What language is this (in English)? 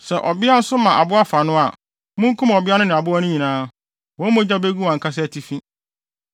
Akan